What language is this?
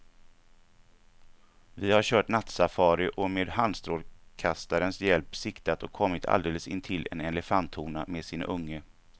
Swedish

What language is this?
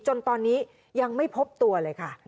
Thai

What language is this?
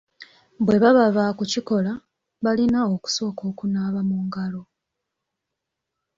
Ganda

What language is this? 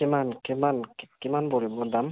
Assamese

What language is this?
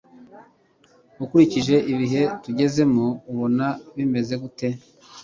Kinyarwanda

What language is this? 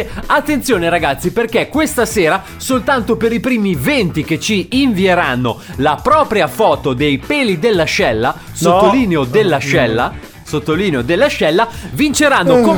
Italian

